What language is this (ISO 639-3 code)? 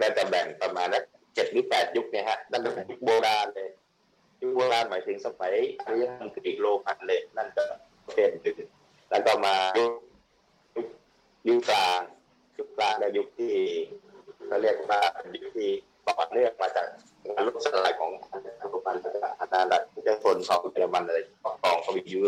tha